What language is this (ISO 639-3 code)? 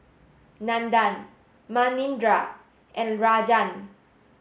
eng